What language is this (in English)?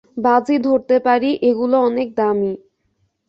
Bangla